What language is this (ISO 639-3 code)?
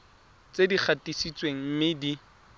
tsn